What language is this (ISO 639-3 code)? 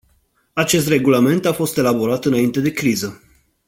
ron